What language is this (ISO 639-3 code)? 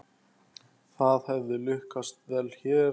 isl